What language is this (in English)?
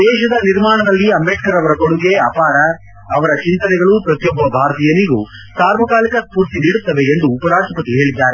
Kannada